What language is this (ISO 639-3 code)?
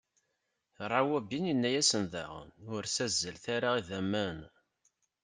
kab